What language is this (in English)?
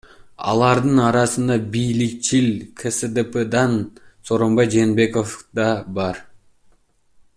Kyrgyz